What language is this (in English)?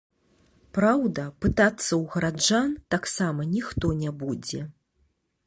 Belarusian